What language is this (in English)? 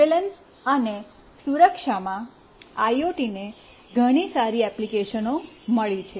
Gujarati